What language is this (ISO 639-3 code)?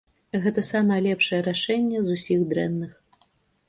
bel